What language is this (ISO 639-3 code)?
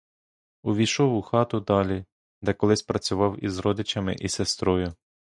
ukr